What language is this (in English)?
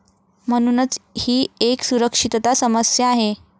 Marathi